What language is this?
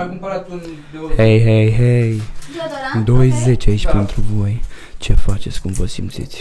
Romanian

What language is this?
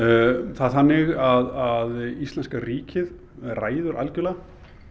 Icelandic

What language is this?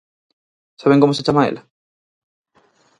Galician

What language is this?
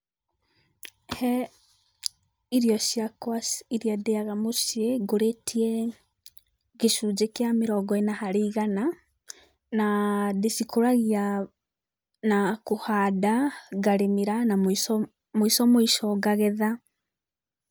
Kikuyu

